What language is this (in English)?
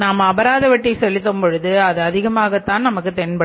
Tamil